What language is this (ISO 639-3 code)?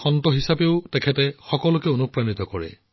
asm